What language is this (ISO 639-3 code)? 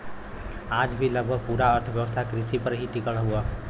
bho